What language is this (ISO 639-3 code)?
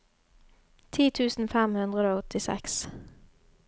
nor